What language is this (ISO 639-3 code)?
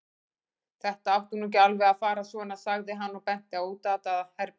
isl